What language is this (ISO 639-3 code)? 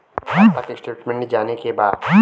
bho